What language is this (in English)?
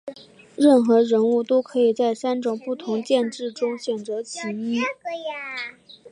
Chinese